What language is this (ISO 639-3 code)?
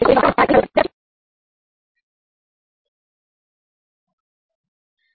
guj